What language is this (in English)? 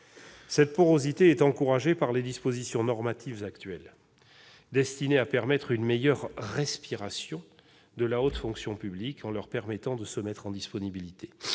French